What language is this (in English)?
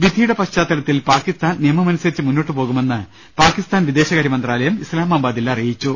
Malayalam